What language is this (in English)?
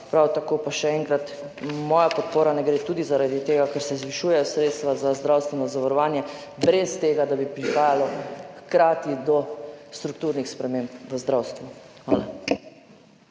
Slovenian